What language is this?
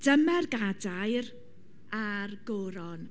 Welsh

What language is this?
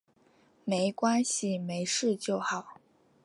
Chinese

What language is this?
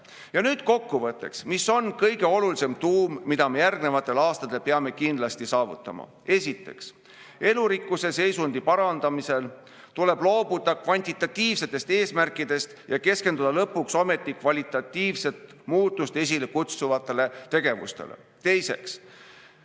Estonian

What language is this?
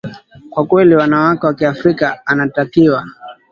Swahili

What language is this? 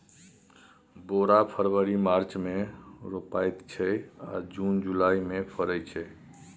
Maithili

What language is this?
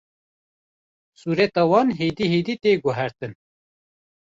Kurdish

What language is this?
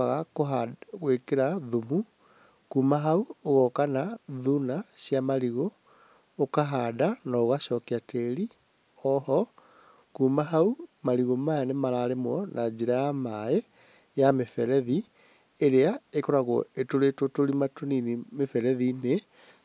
Kikuyu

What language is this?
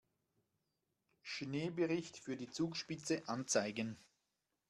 German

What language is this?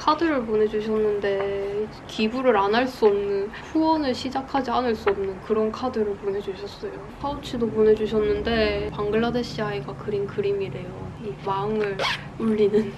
Korean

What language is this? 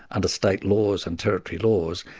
English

